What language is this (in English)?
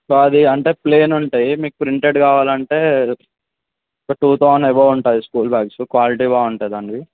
Telugu